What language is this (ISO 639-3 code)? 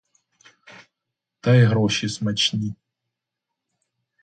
ukr